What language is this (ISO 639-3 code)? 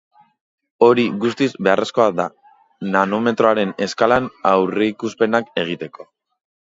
eus